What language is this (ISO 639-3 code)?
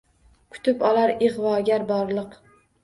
uzb